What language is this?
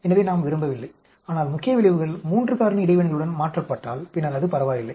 Tamil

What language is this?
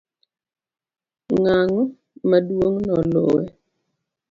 Luo (Kenya and Tanzania)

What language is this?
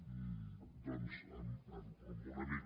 Catalan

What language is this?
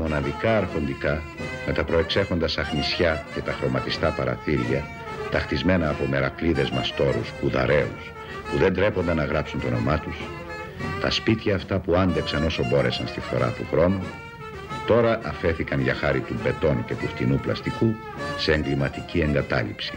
Greek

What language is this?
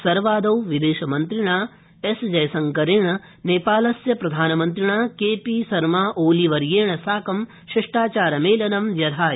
Sanskrit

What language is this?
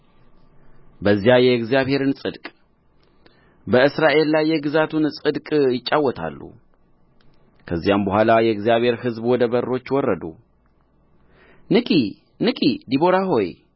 Amharic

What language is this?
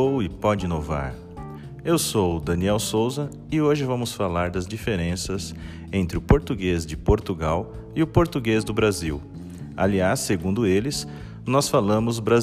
Portuguese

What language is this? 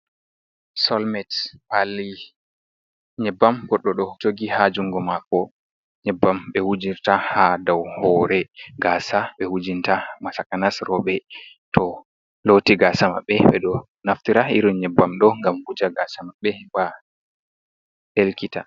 Fula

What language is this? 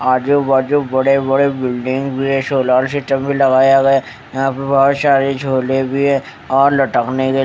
Hindi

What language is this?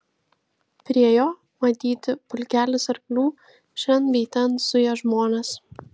Lithuanian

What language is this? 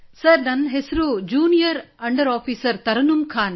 Kannada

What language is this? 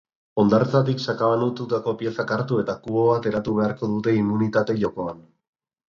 Basque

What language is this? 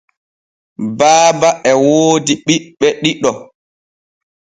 Borgu Fulfulde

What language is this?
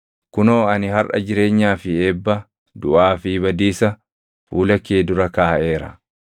Oromo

